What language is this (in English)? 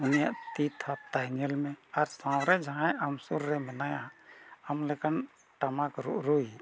Santali